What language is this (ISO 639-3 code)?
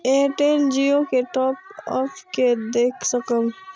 mai